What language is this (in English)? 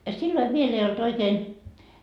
Finnish